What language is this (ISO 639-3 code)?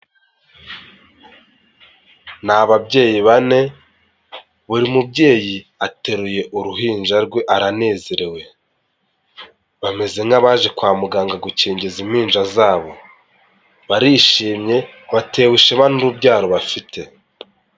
kin